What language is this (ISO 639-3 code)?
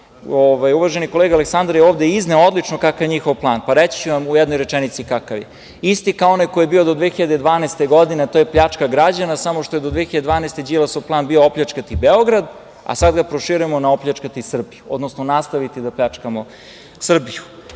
srp